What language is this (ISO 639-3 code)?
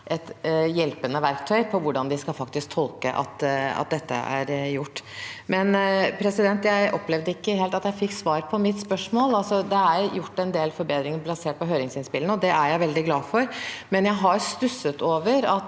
nor